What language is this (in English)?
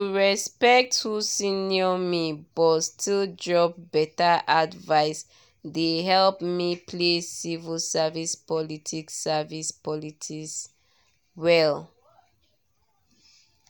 Nigerian Pidgin